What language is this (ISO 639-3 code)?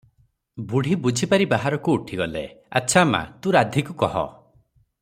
ori